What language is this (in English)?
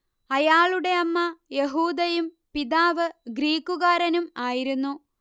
Malayalam